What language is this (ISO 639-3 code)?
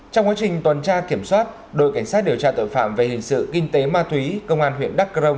vie